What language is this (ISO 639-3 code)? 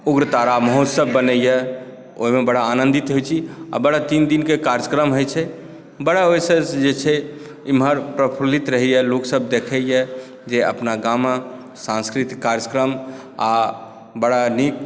mai